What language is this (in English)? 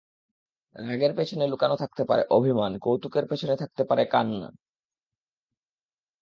Bangla